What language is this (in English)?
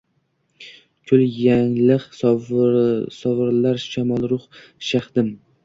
Uzbek